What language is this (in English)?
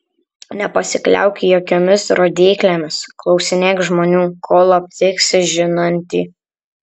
Lithuanian